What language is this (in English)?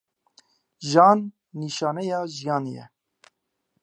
Kurdish